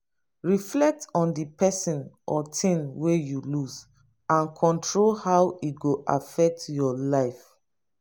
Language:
Nigerian Pidgin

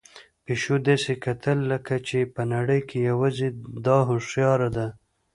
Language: Pashto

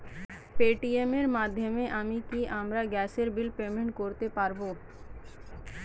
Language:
Bangla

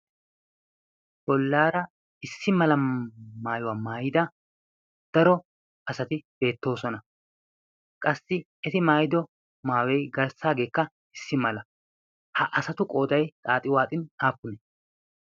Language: Wolaytta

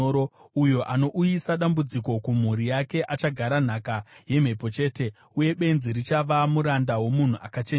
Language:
Shona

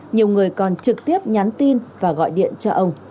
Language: Vietnamese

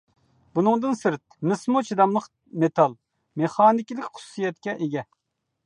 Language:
Uyghur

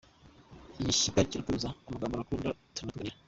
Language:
Kinyarwanda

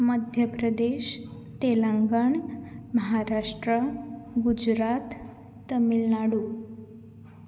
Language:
Konkani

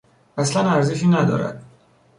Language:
Persian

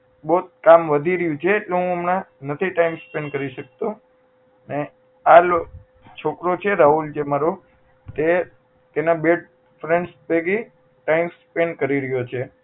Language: Gujarati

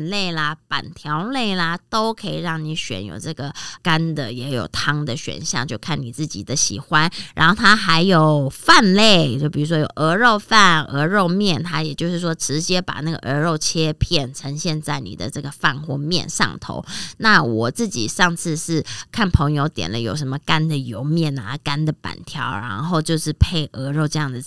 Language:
Chinese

